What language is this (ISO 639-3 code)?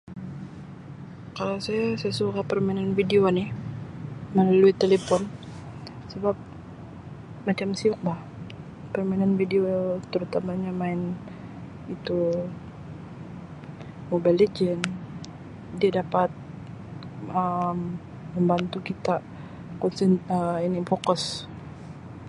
msi